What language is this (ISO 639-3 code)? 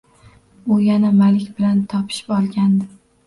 uzb